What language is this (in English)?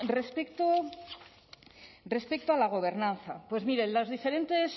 Spanish